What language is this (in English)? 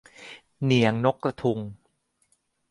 Thai